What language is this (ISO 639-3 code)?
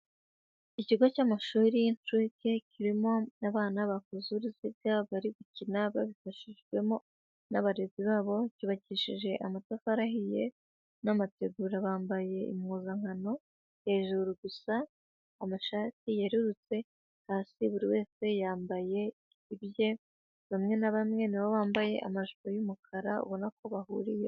kin